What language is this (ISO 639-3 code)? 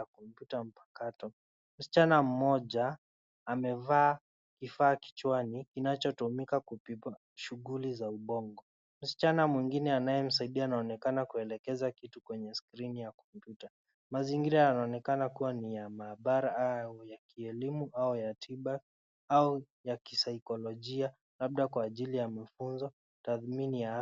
swa